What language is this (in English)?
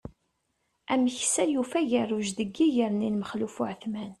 Kabyle